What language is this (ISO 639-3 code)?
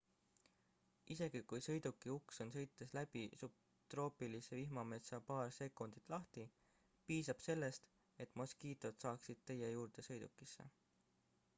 est